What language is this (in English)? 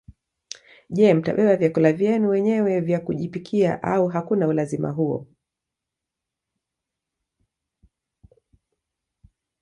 Swahili